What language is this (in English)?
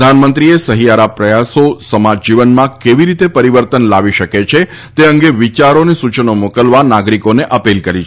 Gujarati